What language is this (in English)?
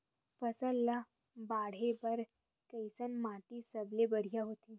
Chhattisgarhi